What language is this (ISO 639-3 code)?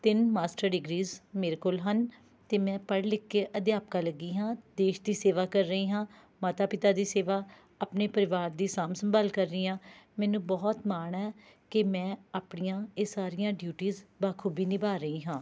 pan